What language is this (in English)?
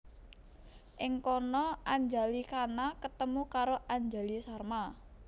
Javanese